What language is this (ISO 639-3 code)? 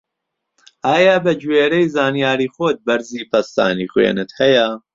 ckb